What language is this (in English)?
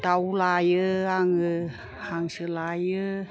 Bodo